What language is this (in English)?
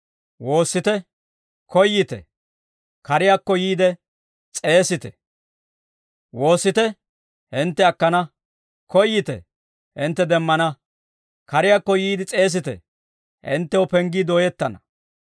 Dawro